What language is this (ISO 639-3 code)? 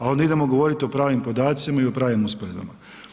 hrv